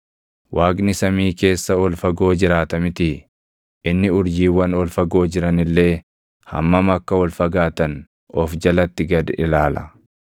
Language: Oromo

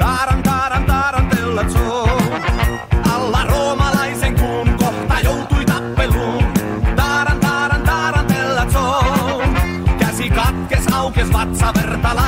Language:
Finnish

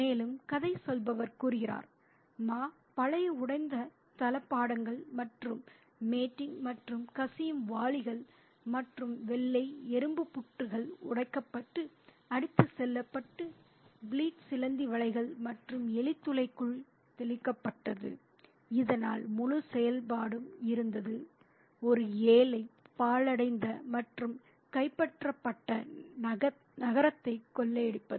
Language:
Tamil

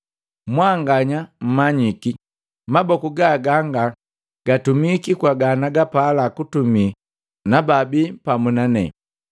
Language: Matengo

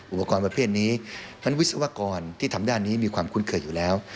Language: Thai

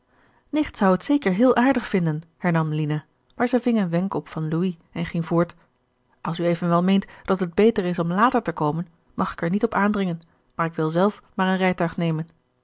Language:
Dutch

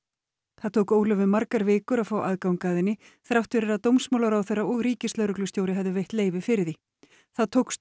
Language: Icelandic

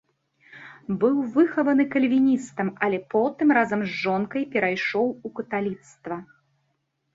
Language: Belarusian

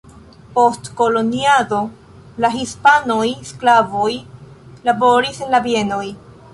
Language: Esperanto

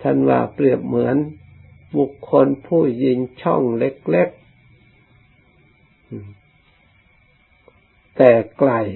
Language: Thai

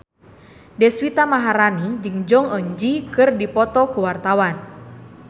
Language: Sundanese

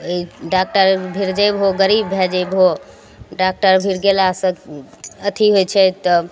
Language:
Maithili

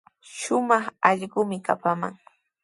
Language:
Sihuas Ancash Quechua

